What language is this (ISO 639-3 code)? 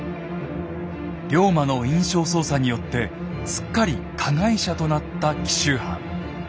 jpn